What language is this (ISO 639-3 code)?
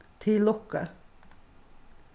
fao